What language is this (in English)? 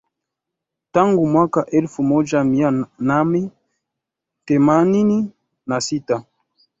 Swahili